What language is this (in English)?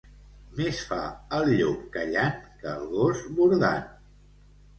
Catalan